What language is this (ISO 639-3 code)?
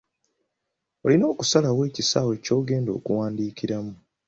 lug